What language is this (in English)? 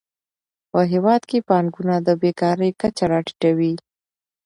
Pashto